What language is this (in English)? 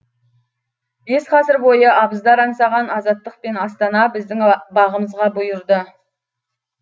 Kazakh